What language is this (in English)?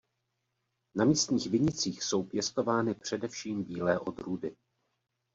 Czech